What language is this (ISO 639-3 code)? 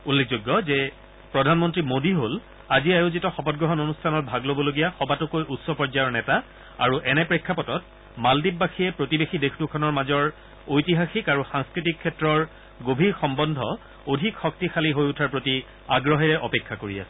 asm